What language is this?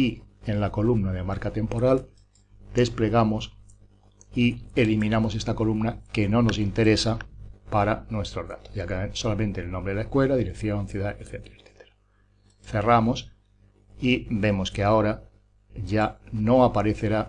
Spanish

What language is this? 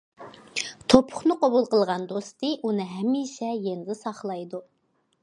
Uyghur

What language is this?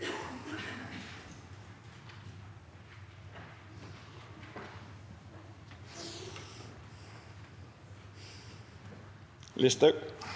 Norwegian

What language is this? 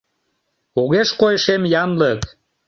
Mari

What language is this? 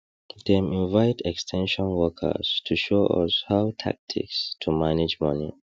Nigerian Pidgin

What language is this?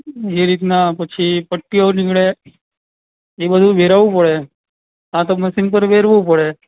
Gujarati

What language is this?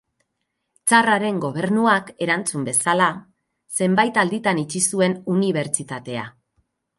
Basque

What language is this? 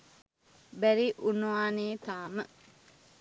Sinhala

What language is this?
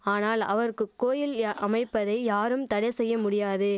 Tamil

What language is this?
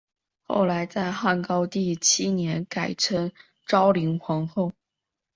Chinese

